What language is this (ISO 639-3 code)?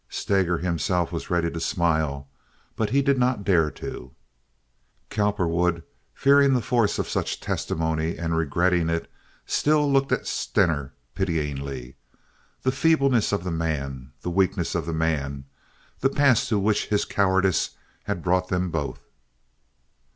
eng